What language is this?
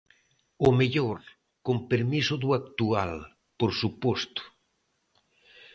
Galician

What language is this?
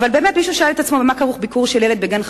Hebrew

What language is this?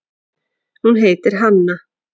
Icelandic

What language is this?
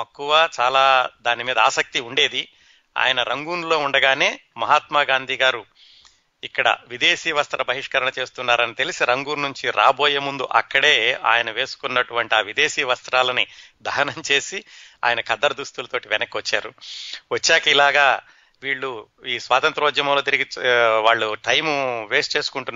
Telugu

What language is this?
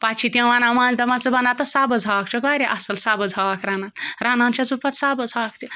Kashmiri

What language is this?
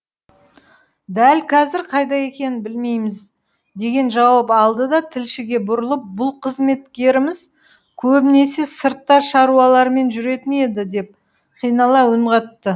Kazakh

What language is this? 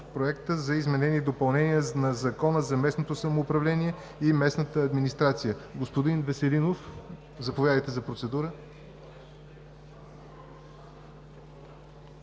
Bulgarian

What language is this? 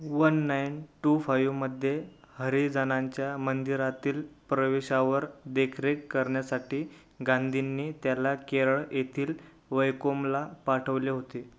Marathi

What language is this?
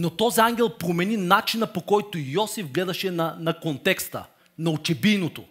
Bulgarian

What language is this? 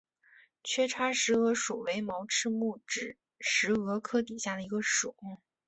Chinese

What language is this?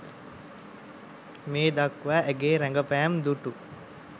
Sinhala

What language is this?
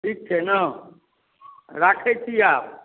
Maithili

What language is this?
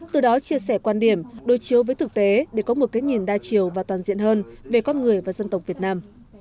Vietnamese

